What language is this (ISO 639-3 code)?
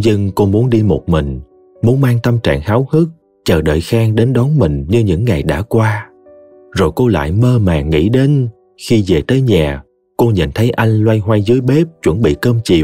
vie